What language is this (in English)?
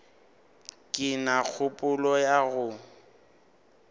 Northern Sotho